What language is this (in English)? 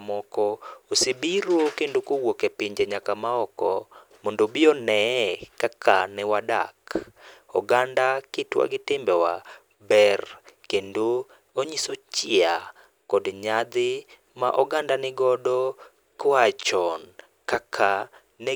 Luo (Kenya and Tanzania)